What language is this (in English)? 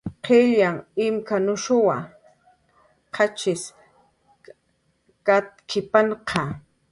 Jaqaru